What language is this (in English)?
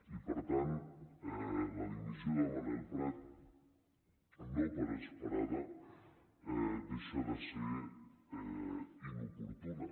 Catalan